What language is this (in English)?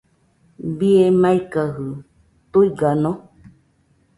Nüpode Huitoto